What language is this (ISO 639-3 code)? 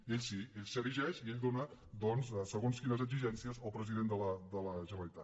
cat